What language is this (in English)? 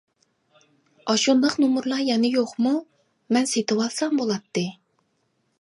Uyghur